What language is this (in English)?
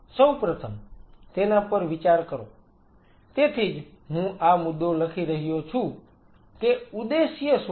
Gujarati